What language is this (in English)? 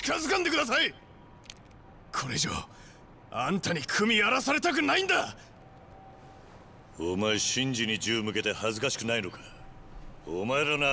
Korean